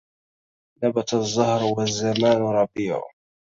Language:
Arabic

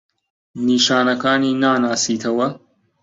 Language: Central Kurdish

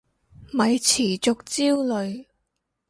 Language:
Cantonese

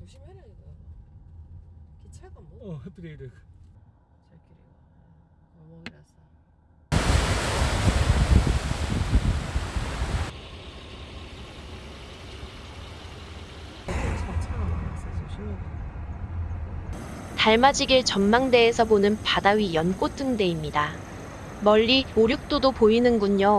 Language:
Korean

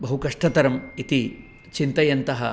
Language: Sanskrit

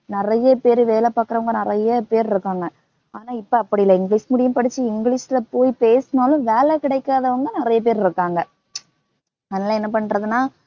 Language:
Tamil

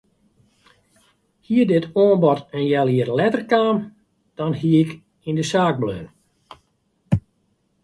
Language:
Western Frisian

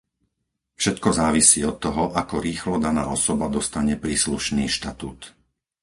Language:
Slovak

